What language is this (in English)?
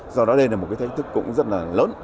Vietnamese